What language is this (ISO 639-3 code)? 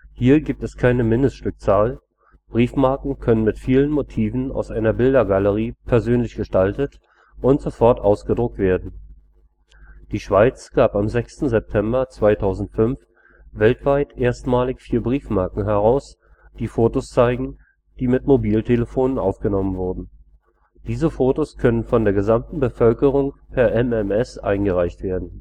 deu